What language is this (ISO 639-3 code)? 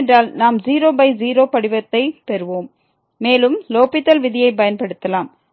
tam